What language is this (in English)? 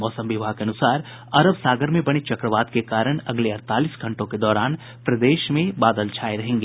Hindi